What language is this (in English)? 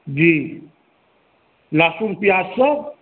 Maithili